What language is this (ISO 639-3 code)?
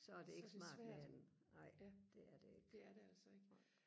dan